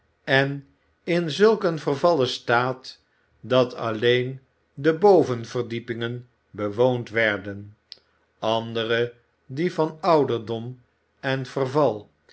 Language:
Dutch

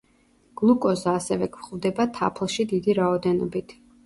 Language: Georgian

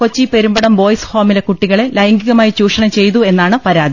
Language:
Malayalam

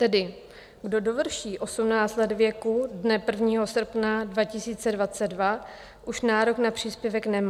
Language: Czech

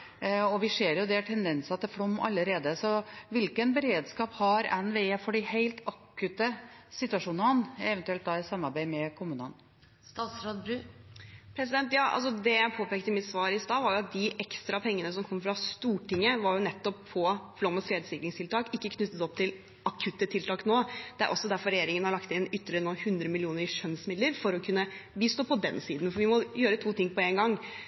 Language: Norwegian Bokmål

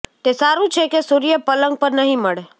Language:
Gujarati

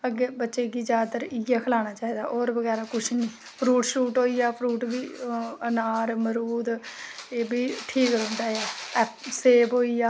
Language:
Dogri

